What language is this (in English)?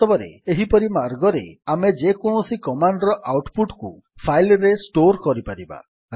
Odia